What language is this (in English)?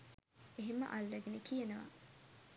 Sinhala